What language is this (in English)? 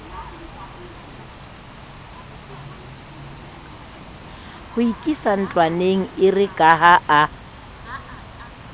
Southern Sotho